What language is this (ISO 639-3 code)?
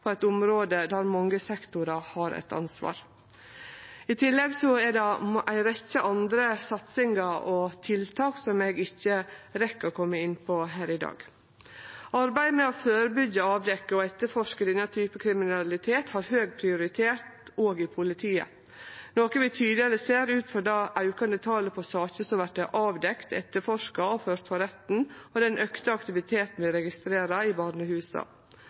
nno